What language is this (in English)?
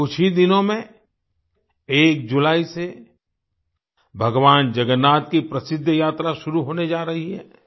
Hindi